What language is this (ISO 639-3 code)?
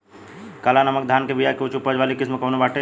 bho